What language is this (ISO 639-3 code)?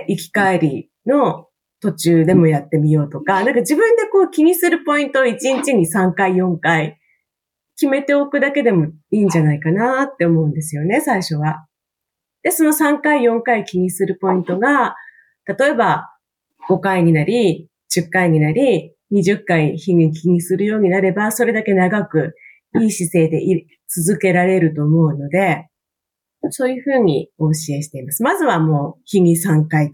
jpn